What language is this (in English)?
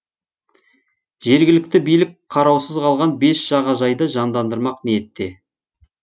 Kazakh